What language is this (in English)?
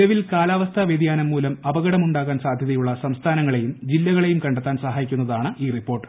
Malayalam